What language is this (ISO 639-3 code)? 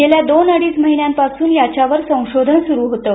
mar